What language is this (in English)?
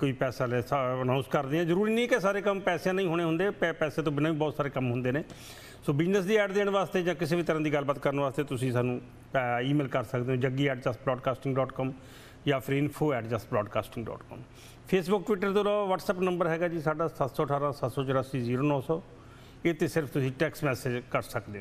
Hindi